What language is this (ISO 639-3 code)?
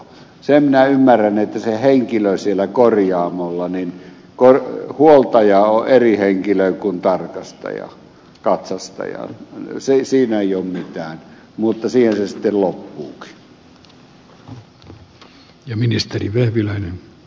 fin